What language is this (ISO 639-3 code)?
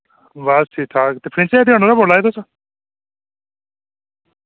doi